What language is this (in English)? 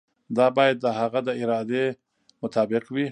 Pashto